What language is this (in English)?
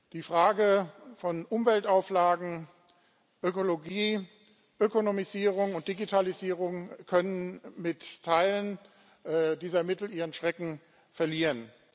German